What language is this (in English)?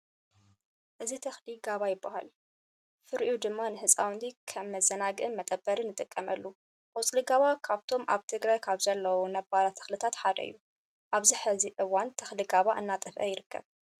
Tigrinya